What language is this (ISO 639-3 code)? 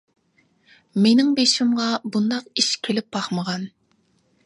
uig